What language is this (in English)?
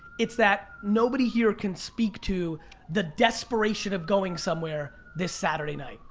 English